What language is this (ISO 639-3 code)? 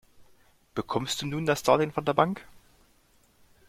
deu